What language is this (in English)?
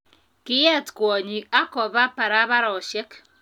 Kalenjin